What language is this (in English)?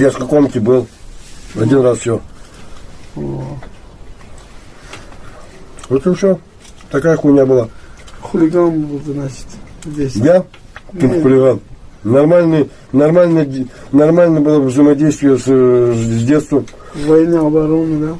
Russian